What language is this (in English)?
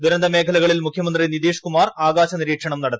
Malayalam